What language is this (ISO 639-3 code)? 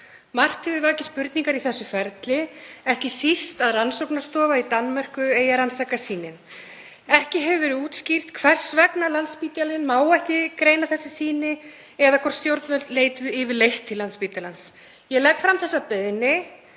isl